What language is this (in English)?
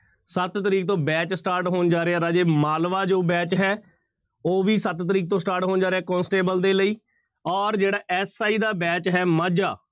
Punjabi